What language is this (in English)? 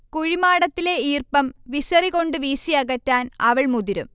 Malayalam